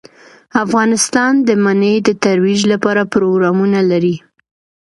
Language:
Pashto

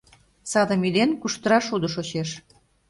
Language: Mari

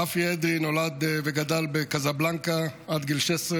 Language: Hebrew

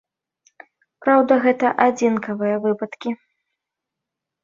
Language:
Belarusian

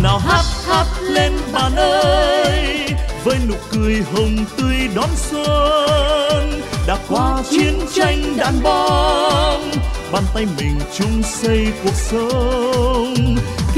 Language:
Vietnamese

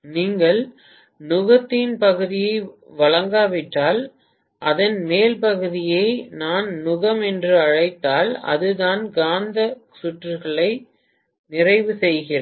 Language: Tamil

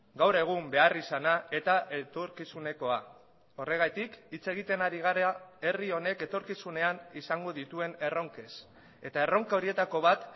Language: Basque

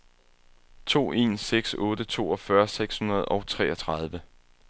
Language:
Danish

